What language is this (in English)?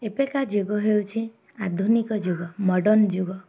Odia